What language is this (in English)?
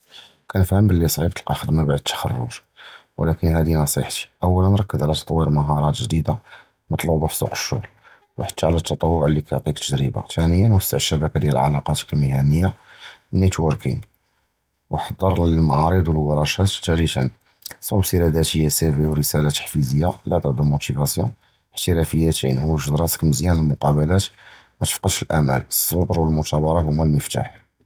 Judeo-Arabic